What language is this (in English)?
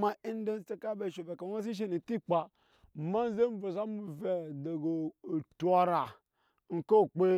Nyankpa